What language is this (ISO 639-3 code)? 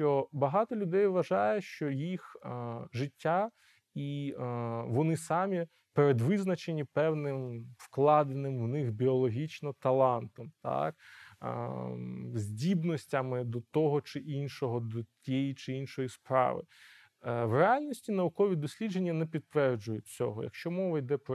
ukr